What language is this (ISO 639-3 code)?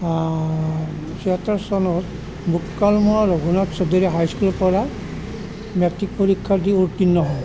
asm